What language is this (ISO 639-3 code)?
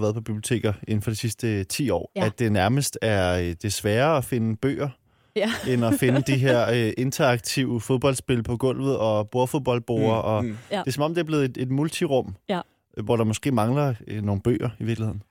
dan